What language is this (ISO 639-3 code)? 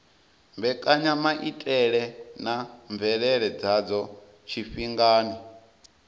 ven